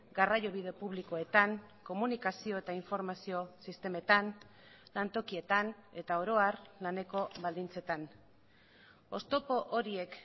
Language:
Basque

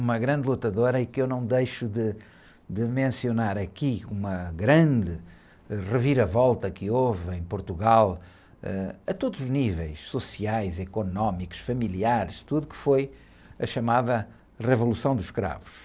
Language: Portuguese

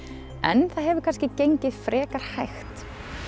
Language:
Icelandic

